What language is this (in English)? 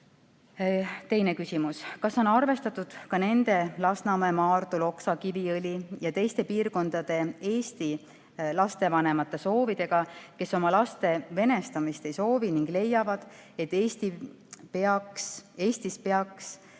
Estonian